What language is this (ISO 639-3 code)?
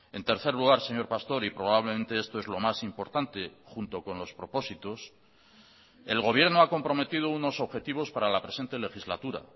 spa